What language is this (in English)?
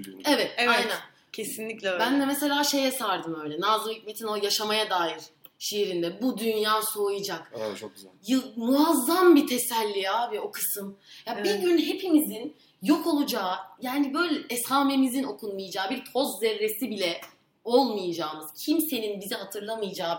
Turkish